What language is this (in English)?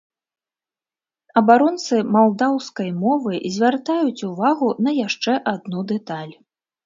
Belarusian